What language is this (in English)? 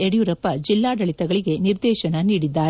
Kannada